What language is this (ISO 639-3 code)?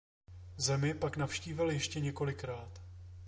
ces